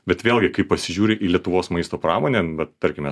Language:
Lithuanian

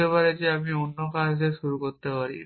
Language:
Bangla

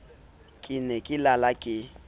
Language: Southern Sotho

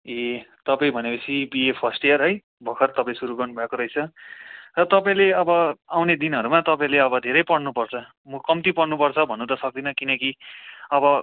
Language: Nepali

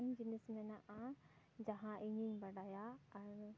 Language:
Santali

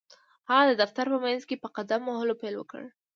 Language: Pashto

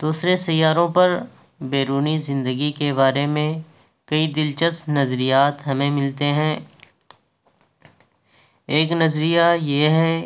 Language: Urdu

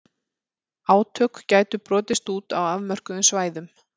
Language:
Icelandic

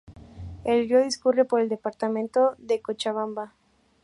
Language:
Spanish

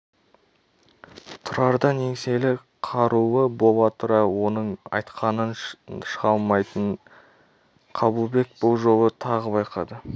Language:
Kazakh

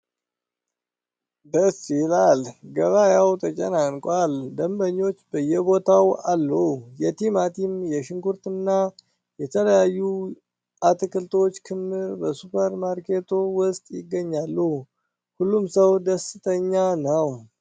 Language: Amharic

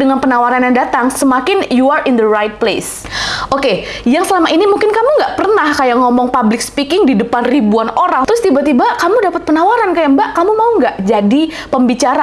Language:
Indonesian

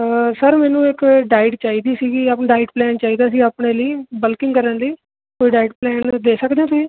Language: Punjabi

